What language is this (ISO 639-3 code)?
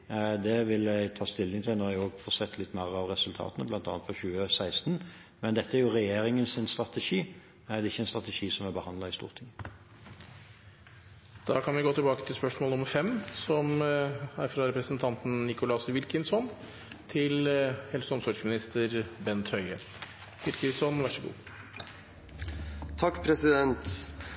nor